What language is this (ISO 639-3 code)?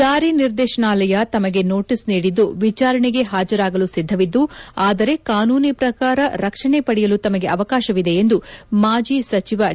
kan